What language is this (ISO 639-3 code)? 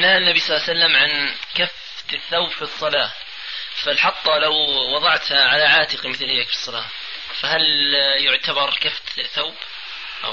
ara